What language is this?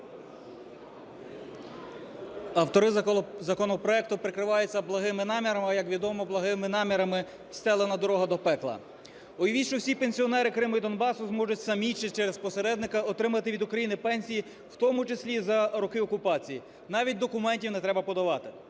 Ukrainian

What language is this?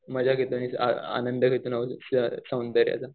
Marathi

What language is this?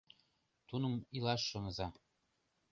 Mari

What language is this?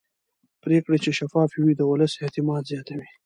Pashto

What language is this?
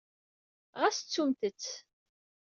Kabyle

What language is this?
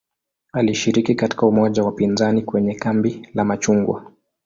Swahili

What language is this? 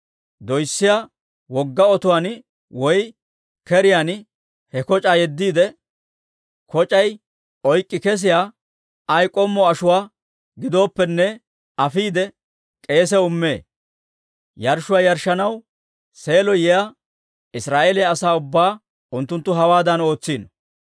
Dawro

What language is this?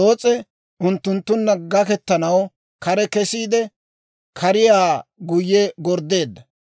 Dawro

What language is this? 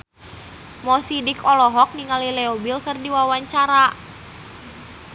Sundanese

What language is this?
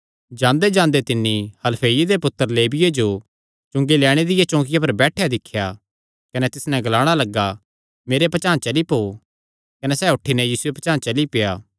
Kangri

